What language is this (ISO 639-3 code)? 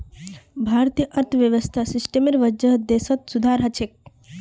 mag